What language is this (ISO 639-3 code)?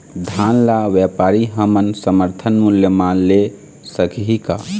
hne